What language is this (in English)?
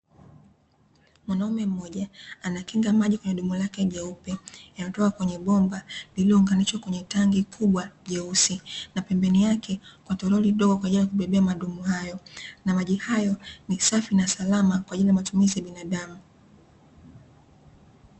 Swahili